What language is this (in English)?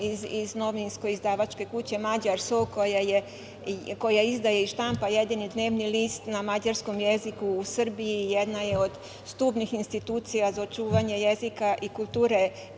Serbian